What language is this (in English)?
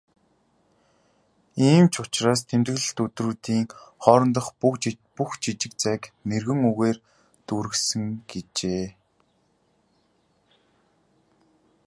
Mongolian